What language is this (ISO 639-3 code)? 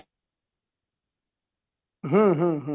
ori